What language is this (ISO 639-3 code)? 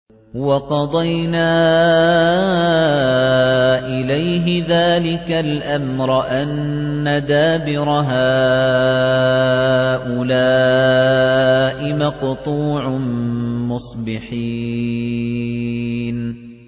ara